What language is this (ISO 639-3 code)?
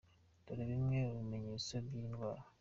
kin